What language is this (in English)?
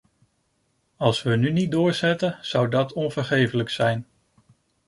Dutch